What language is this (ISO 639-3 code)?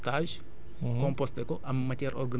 wol